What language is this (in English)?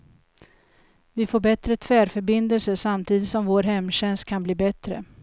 Swedish